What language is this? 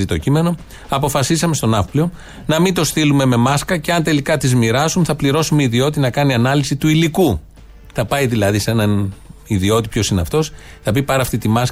Greek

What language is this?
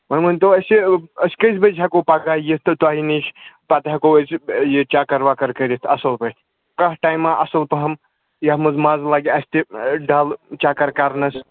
Kashmiri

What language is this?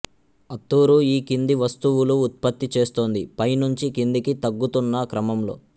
Telugu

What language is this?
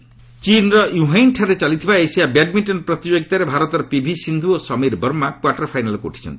Odia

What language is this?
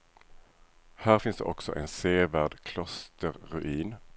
Swedish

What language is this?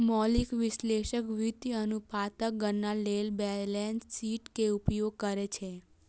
Maithili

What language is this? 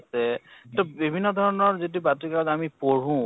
Assamese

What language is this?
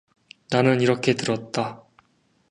Korean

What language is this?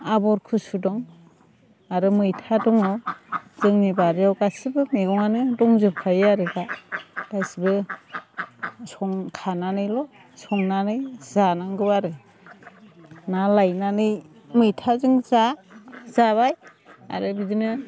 Bodo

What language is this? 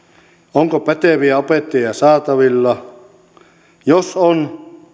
Finnish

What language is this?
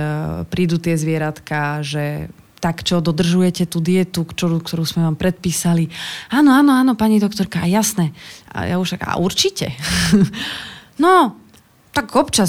Slovak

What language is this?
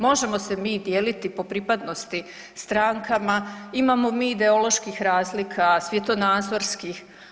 Croatian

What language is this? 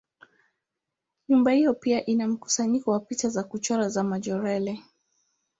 Swahili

